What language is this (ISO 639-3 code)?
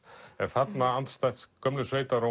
isl